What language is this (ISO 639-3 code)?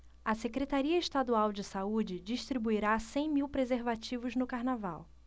por